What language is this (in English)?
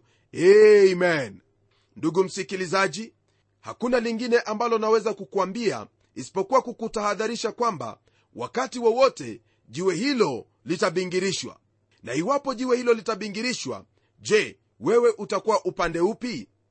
Swahili